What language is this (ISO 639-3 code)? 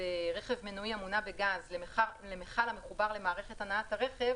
heb